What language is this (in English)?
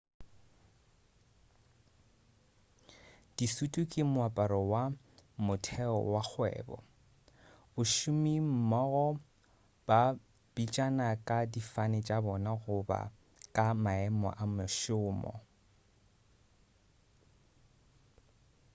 Northern Sotho